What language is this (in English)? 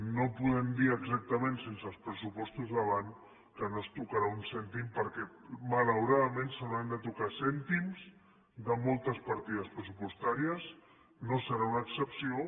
Catalan